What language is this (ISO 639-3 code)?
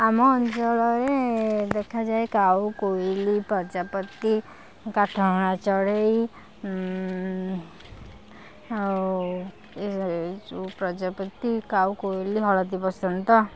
ori